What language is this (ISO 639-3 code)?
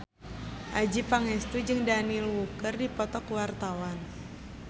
sun